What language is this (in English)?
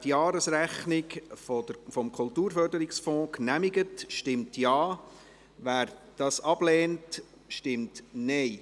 Swiss German